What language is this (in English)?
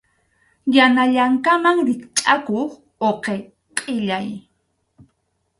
Arequipa-La Unión Quechua